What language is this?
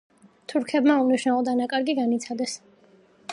Georgian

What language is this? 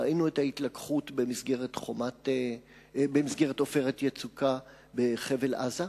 Hebrew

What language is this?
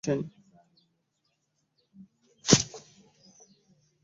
Ganda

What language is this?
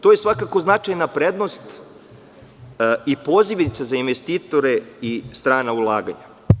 Serbian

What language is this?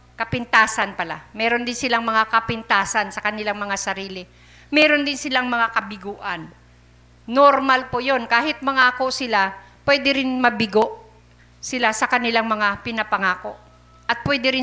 Filipino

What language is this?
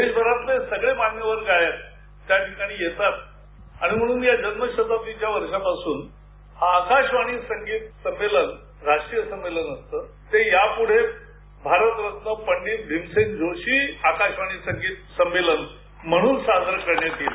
Marathi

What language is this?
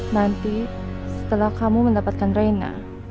Indonesian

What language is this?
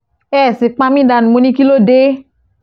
Yoruba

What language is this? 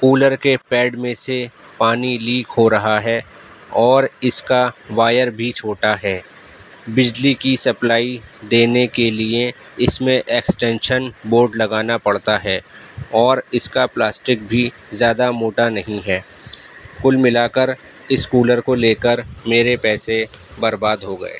Urdu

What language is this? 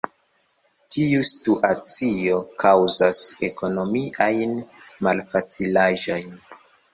Esperanto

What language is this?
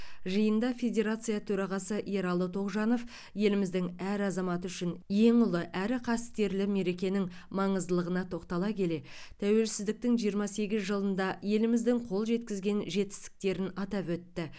Kazakh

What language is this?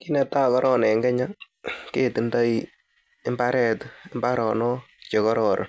Kalenjin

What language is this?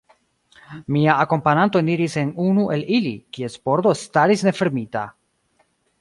Esperanto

